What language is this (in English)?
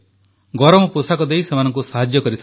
Odia